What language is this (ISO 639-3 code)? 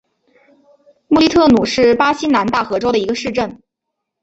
zho